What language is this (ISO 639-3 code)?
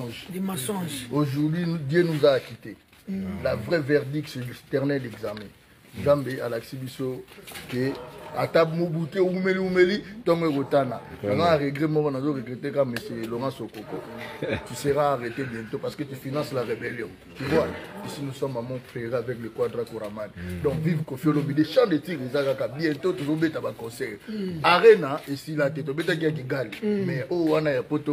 fra